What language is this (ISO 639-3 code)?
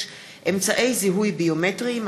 heb